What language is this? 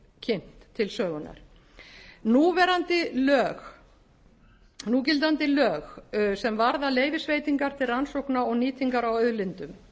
Icelandic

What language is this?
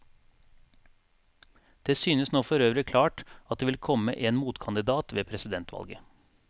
Norwegian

